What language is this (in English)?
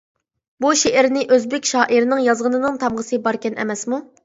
Uyghur